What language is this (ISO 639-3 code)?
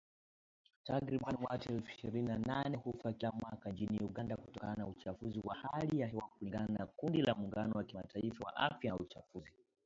swa